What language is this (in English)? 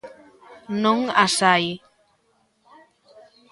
Galician